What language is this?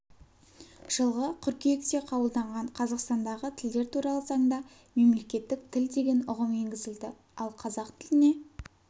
Kazakh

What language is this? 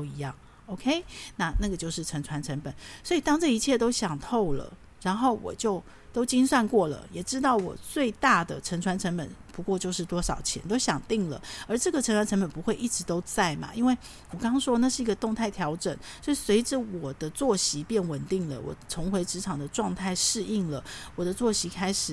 Chinese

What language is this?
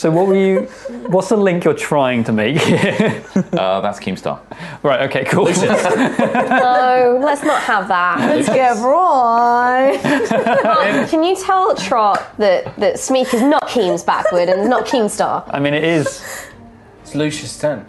English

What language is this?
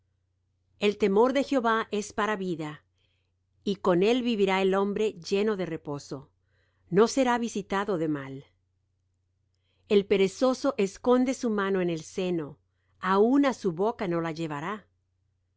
Spanish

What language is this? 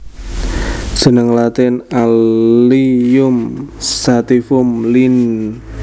Javanese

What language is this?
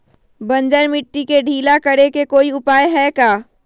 Magahi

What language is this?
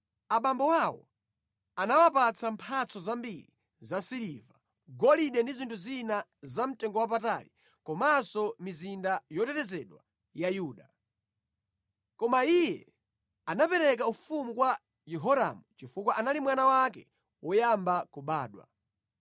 Nyanja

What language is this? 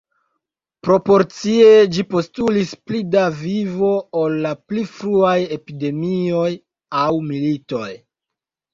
Esperanto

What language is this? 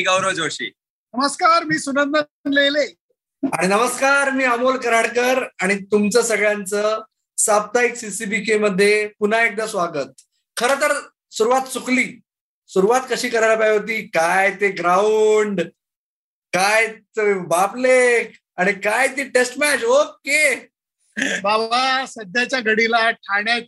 Marathi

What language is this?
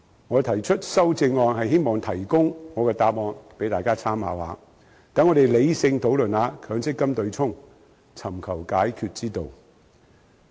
Cantonese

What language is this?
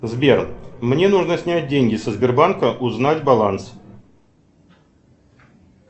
Russian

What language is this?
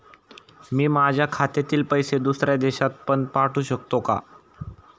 Marathi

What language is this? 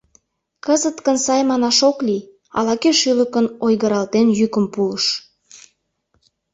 Mari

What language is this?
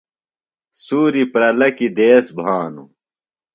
Phalura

